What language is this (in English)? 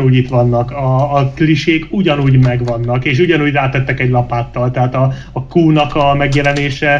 Hungarian